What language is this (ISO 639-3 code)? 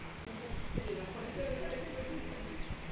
bho